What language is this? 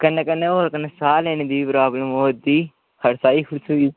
Dogri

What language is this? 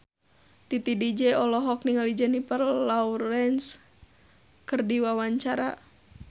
Sundanese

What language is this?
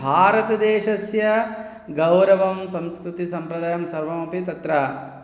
Sanskrit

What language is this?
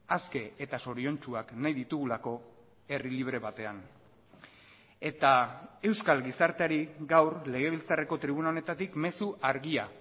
Basque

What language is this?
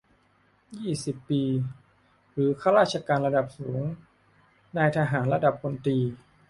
Thai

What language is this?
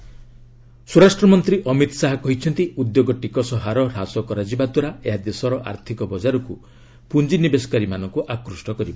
Odia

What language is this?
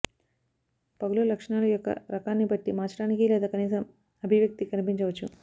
Telugu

